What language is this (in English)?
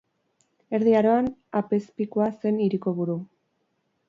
Basque